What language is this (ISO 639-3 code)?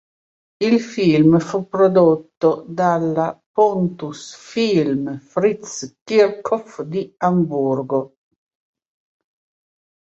ita